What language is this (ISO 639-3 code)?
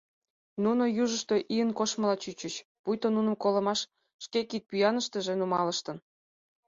chm